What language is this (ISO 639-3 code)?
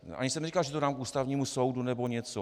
ces